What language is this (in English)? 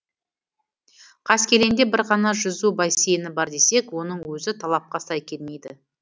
Kazakh